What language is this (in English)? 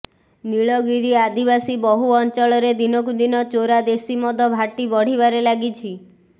Odia